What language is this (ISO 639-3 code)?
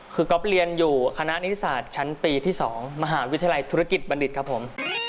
tha